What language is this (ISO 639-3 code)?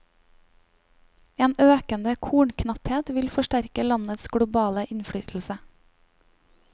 nor